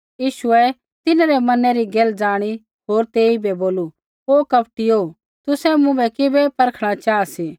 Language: Kullu Pahari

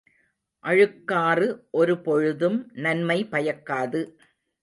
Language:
Tamil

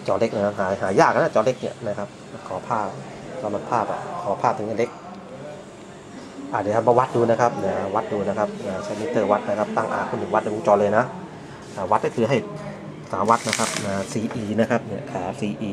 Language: Thai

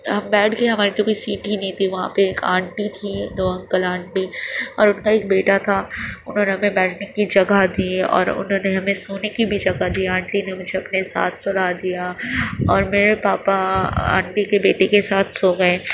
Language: Urdu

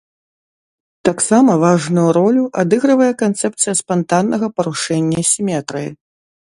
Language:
Belarusian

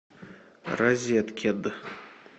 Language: Russian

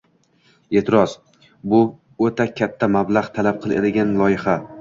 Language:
Uzbek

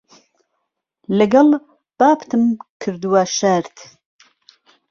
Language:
Central Kurdish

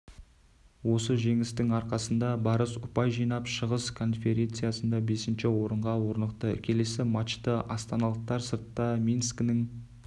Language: Kazakh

